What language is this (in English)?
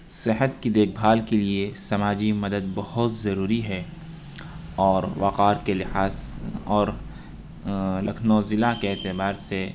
Urdu